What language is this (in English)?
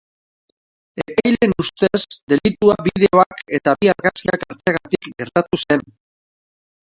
Basque